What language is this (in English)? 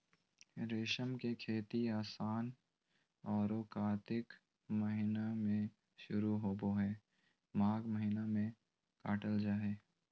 Magahi